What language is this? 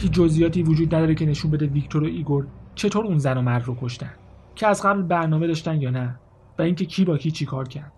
Persian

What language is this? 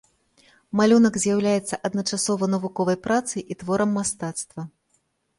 Belarusian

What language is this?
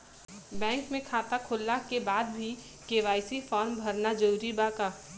Bhojpuri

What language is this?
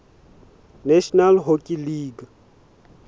Southern Sotho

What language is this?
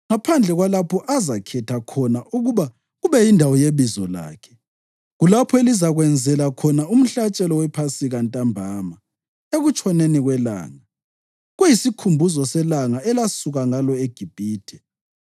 North Ndebele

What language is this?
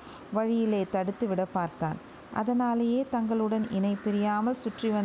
Tamil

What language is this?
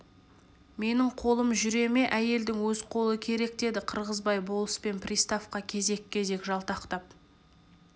Kazakh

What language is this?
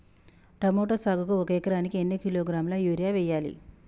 Telugu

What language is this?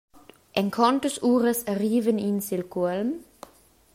Romansh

